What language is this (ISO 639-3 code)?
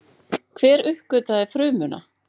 isl